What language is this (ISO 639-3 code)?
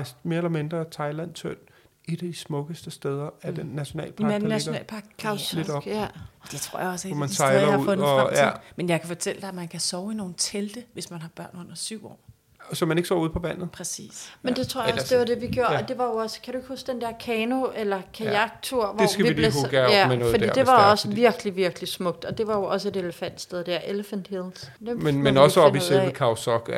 dan